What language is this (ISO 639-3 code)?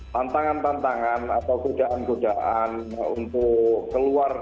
ind